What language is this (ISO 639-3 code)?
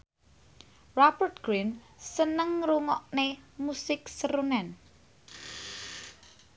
jav